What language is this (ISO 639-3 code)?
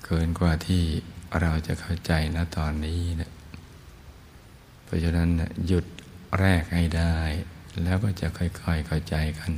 tha